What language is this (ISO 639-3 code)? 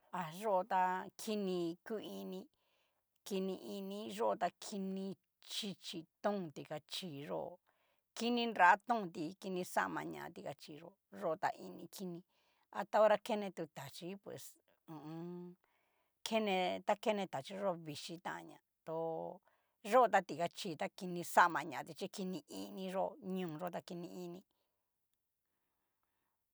miu